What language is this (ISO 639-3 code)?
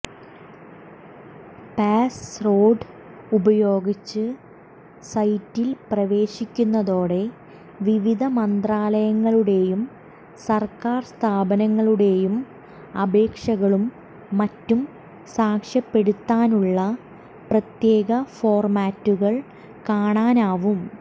mal